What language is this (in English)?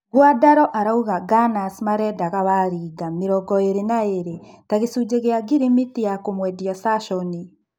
Kikuyu